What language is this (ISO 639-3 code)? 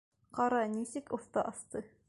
bak